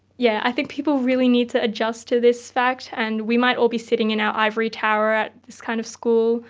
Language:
English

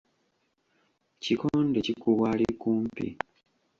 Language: Ganda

